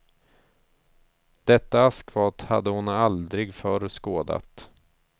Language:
Swedish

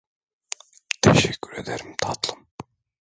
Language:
Turkish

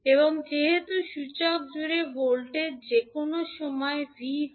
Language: Bangla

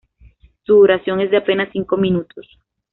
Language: Spanish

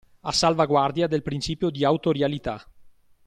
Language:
Italian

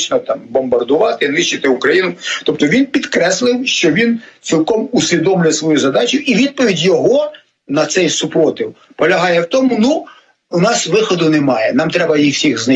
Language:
Ukrainian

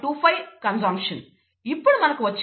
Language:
Telugu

